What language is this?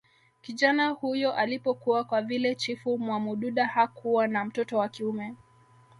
Swahili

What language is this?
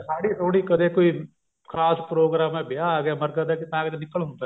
Punjabi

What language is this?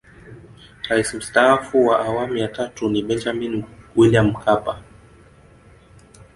Swahili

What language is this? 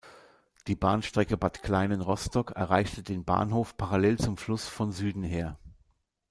German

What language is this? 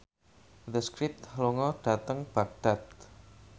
Javanese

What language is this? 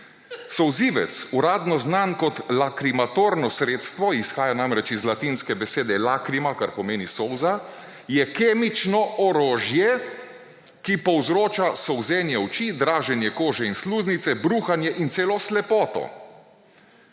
Slovenian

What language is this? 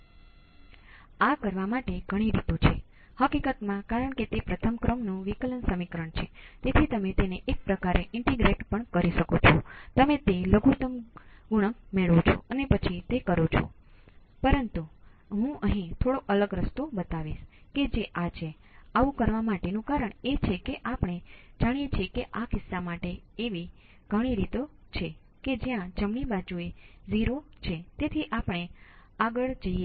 Gujarati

